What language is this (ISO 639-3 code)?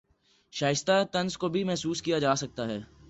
urd